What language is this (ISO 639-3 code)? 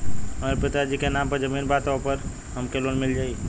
bho